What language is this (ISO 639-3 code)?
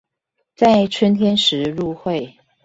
zho